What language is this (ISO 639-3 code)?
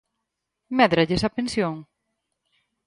glg